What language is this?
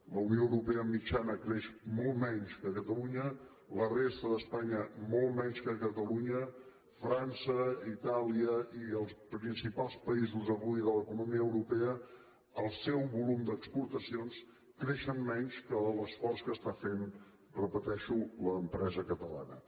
Catalan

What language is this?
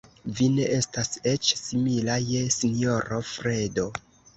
Esperanto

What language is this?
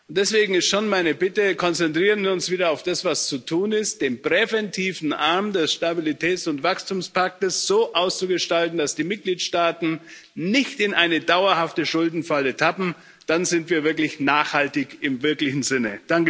German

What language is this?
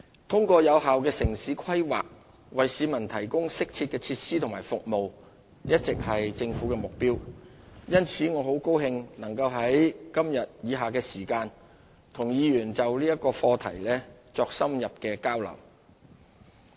Cantonese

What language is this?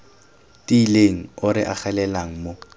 Tswana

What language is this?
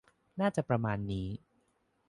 Thai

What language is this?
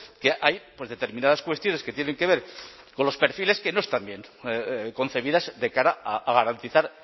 Spanish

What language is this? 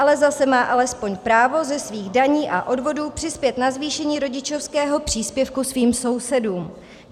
Czech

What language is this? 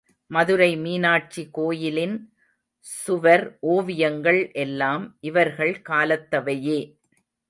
Tamil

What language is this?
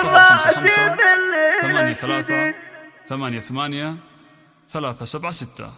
Arabic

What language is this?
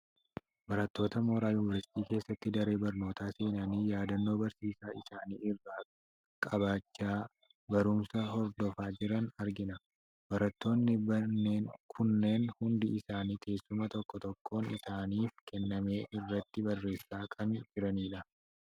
Oromo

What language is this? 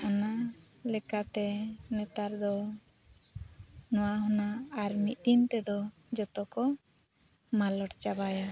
Santali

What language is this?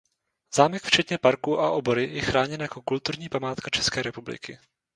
Czech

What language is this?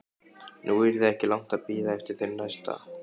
Icelandic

